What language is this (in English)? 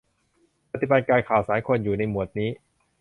Thai